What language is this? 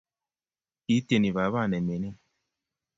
Kalenjin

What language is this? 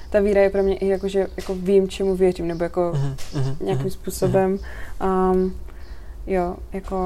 Czech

